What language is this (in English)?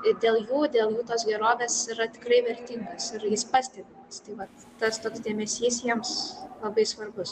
Lithuanian